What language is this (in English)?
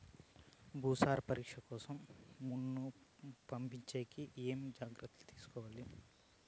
Telugu